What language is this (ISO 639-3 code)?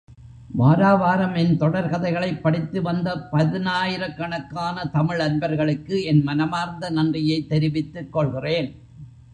tam